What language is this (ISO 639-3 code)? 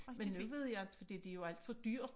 dan